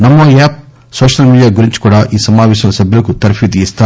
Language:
Telugu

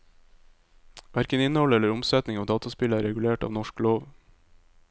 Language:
Norwegian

